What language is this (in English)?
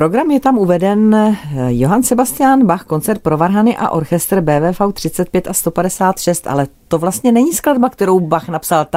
Czech